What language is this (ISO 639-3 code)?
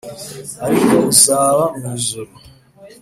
kin